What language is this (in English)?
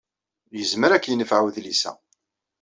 Kabyle